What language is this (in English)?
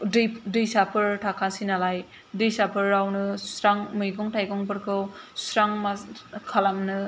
Bodo